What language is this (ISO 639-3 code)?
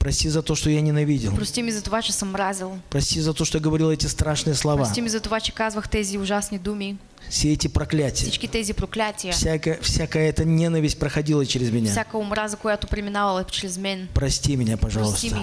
rus